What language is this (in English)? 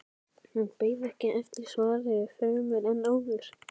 Icelandic